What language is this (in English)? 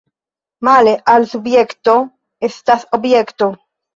Esperanto